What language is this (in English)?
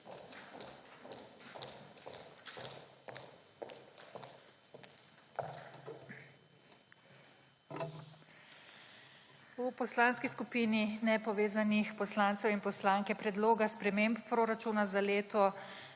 Slovenian